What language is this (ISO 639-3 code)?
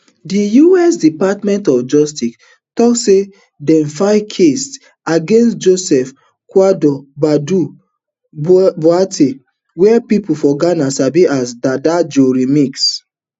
pcm